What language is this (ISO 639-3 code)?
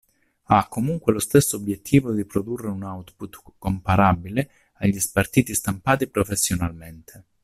ita